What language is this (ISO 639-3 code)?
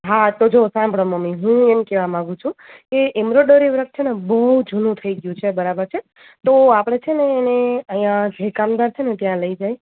guj